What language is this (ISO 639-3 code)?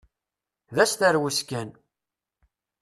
kab